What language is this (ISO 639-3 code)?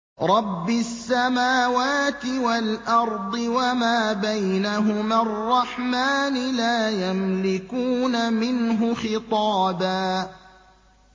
ara